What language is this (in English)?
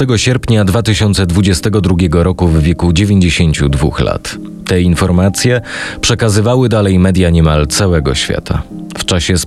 Polish